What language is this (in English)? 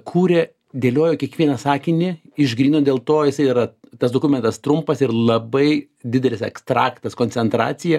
Lithuanian